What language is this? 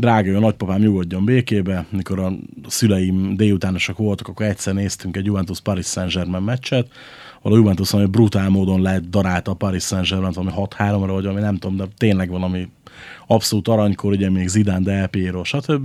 Hungarian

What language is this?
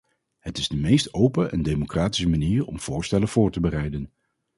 Dutch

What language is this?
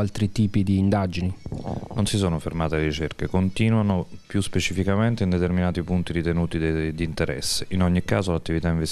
Italian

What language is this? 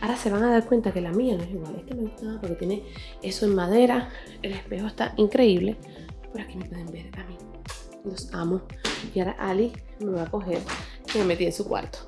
Spanish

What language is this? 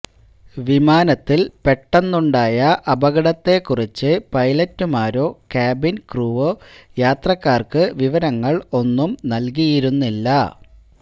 Malayalam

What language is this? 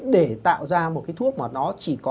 Vietnamese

